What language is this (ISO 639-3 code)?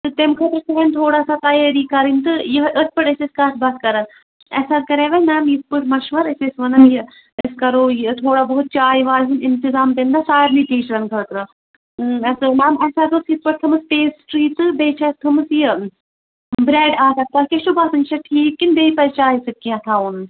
kas